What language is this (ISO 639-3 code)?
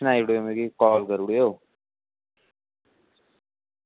doi